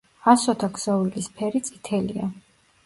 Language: Georgian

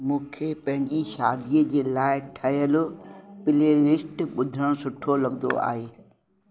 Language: Sindhi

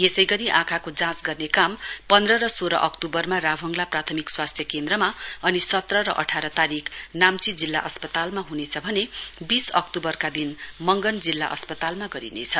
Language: Nepali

